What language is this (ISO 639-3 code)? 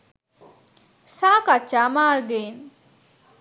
sin